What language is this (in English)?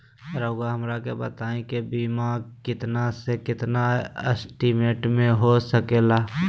Magahi